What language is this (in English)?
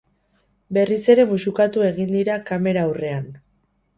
Basque